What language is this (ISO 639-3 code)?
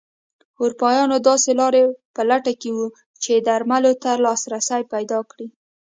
pus